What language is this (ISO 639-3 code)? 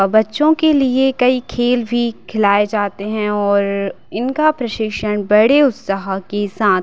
hin